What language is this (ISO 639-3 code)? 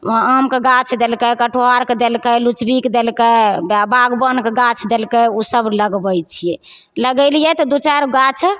mai